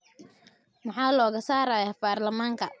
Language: Somali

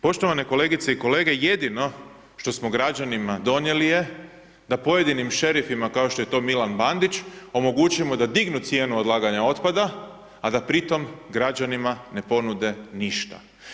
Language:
Croatian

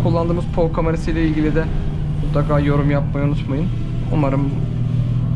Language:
Turkish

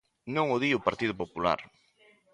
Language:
Galician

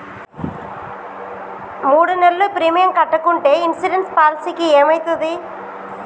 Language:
Telugu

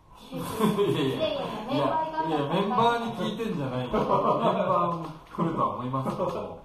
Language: Japanese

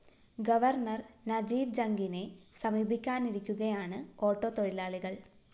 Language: Malayalam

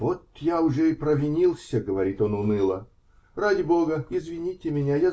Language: Russian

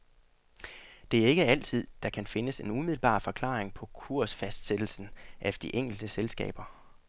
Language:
Danish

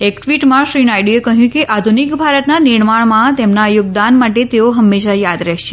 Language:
Gujarati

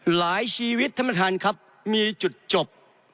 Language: Thai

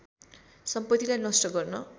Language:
Nepali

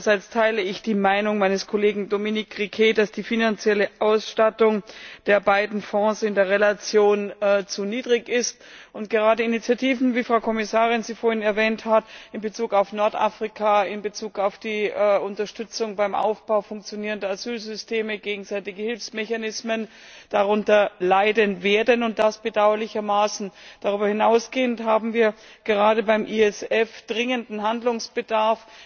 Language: German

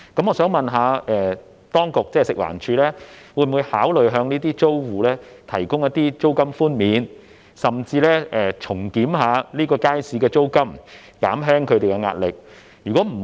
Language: Cantonese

